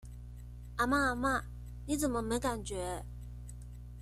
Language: Chinese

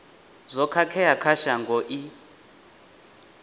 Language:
Venda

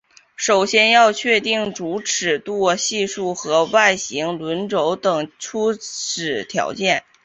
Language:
Chinese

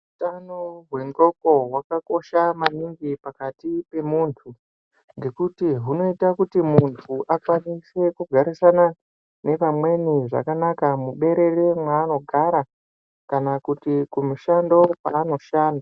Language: Ndau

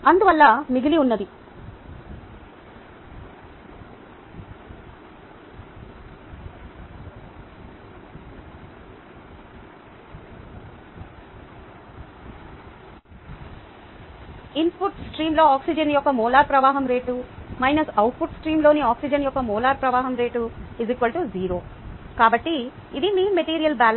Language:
Telugu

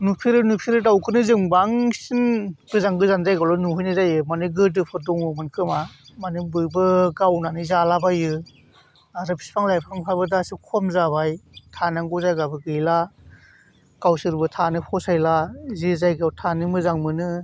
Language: Bodo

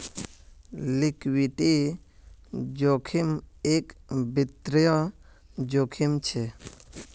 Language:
Magahi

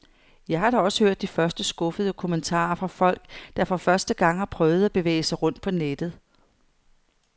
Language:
Danish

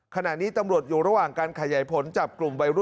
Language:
Thai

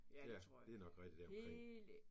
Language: Danish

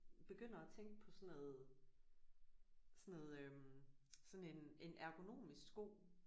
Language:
Danish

